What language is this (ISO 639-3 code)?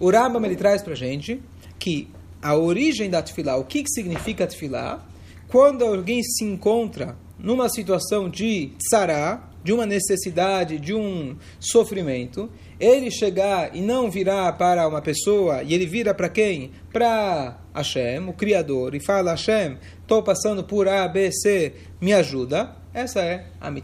por